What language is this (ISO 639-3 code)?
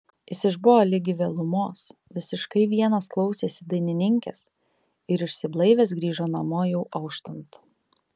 lit